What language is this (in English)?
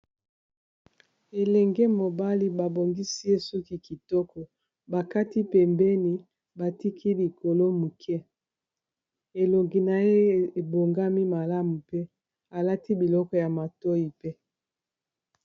Lingala